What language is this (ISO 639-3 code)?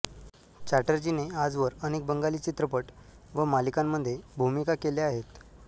mar